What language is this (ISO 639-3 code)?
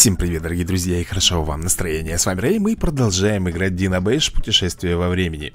rus